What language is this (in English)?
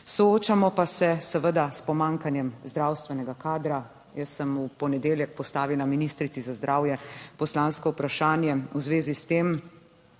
Slovenian